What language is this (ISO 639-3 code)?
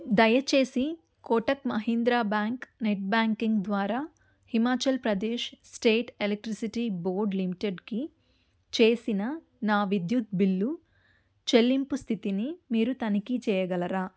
tel